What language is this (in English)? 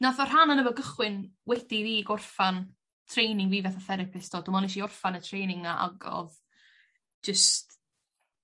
Welsh